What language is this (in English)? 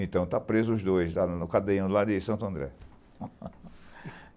Portuguese